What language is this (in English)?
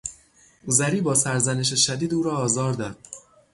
Persian